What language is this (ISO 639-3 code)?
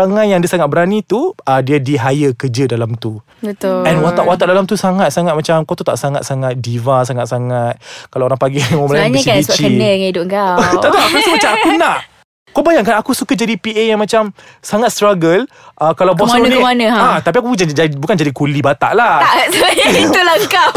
msa